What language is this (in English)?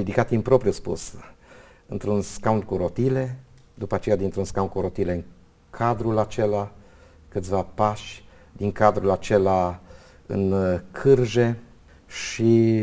Romanian